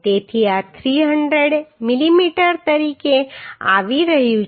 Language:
Gujarati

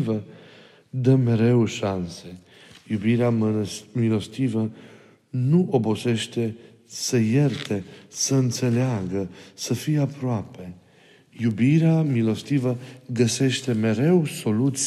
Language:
Romanian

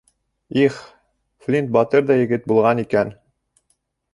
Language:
Bashkir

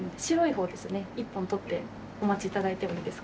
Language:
Japanese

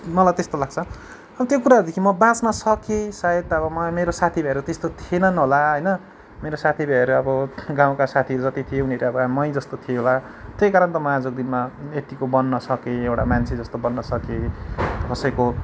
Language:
Nepali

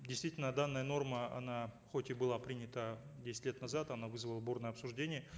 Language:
Kazakh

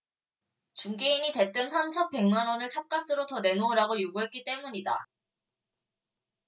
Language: Korean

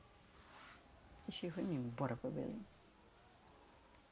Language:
Portuguese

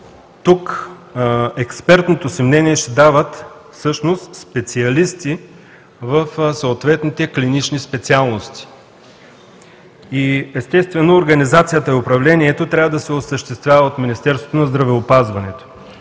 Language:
Bulgarian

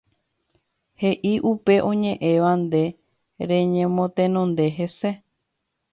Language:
Guarani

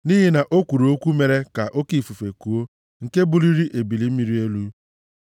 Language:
Igbo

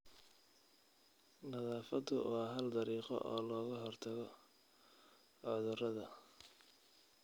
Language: Somali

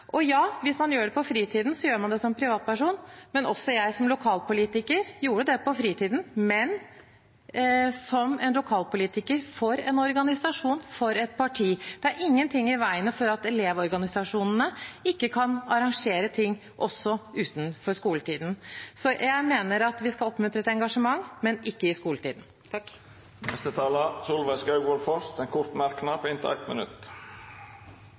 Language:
Norwegian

